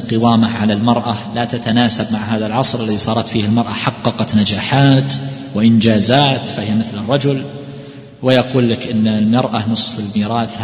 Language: Arabic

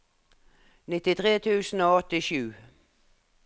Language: Norwegian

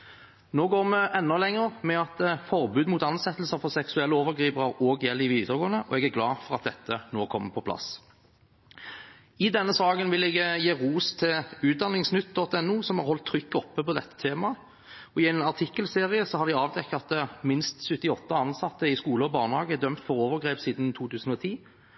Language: Norwegian Bokmål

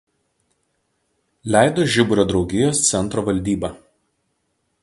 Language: Lithuanian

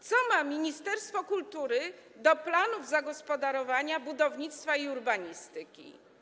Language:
Polish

